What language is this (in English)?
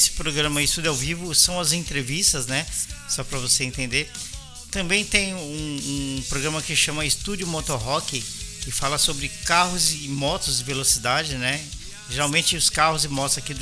Portuguese